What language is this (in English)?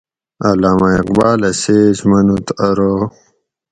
Gawri